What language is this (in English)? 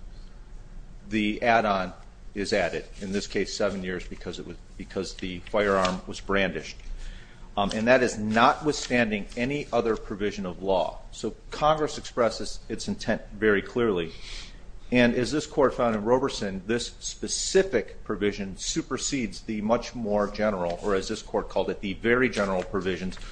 English